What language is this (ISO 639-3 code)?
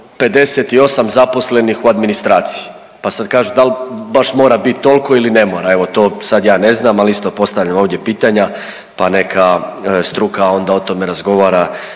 hrv